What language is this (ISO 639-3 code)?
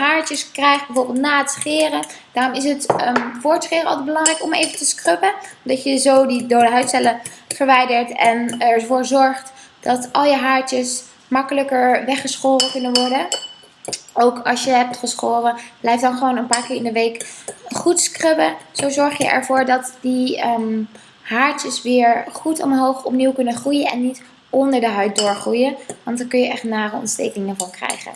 nld